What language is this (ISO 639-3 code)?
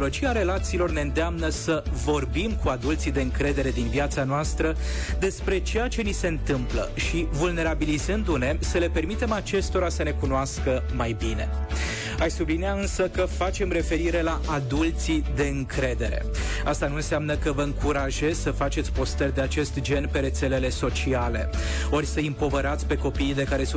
ron